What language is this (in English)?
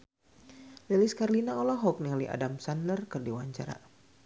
Sundanese